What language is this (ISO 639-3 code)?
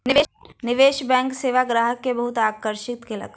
mai